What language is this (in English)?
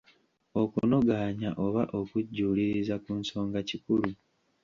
Ganda